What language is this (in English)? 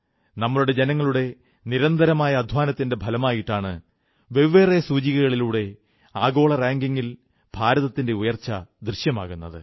Malayalam